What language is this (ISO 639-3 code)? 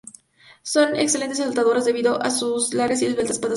spa